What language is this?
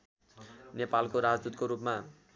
Nepali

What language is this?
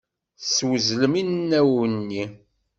Kabyle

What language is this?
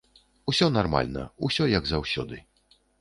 Belarusian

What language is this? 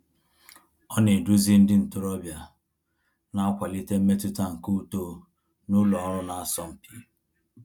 Igbo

